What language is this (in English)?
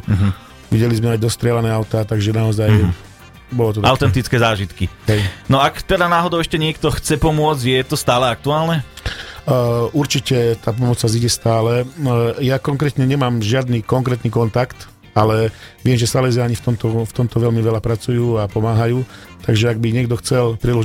Slovak